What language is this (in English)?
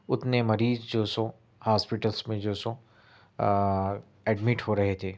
Urdu